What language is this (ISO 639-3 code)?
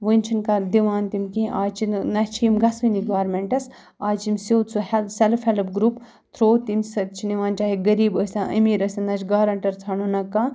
kas